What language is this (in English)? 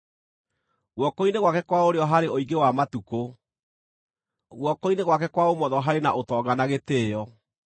Kikuyu